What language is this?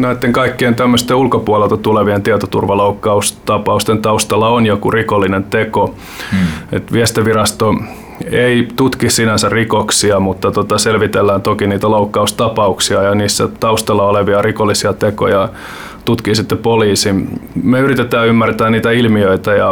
Finnish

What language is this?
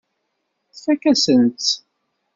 Kabyle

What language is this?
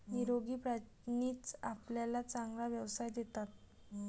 Marathi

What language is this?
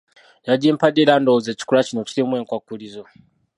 Ganda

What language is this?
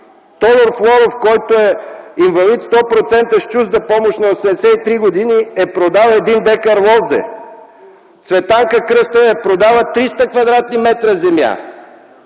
Bulgarian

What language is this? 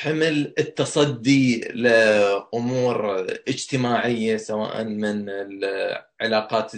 Arabic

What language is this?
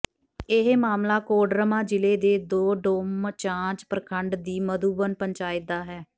Punjabi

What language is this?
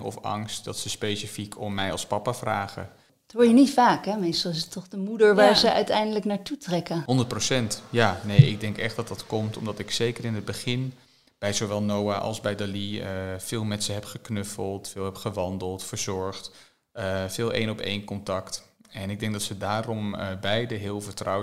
Dutch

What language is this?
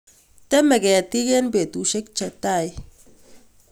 Kalenjin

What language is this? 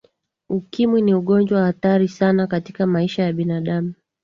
Swahili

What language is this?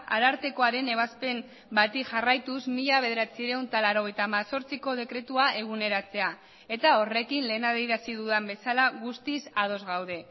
Basque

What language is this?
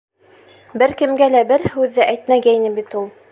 Bashkir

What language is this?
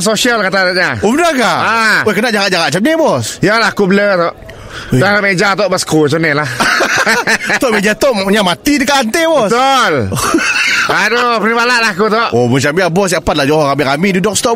Malay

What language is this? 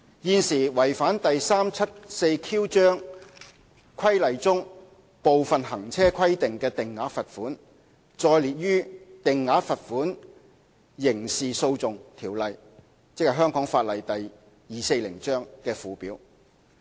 Cantonese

